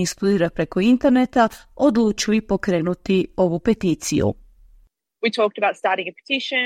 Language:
Croatian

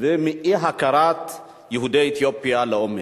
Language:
Hebrew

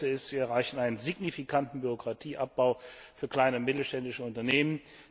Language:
German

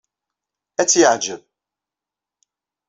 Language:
Kabyle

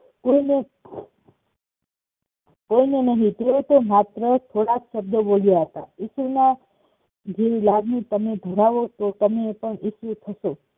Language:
Gujarati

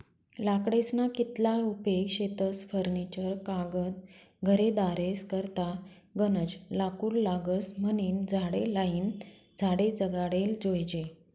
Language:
Marathi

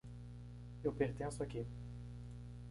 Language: Portuguese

